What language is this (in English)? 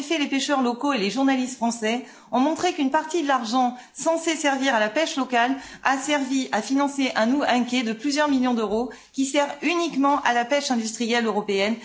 French